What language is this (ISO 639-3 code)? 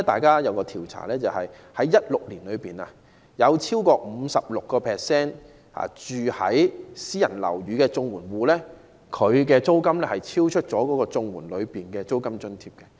yue